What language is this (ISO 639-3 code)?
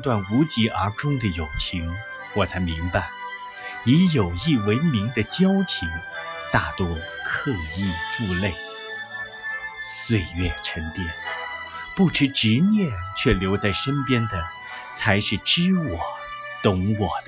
zho